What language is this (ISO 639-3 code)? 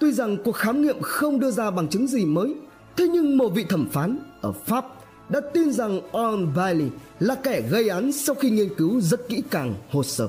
vie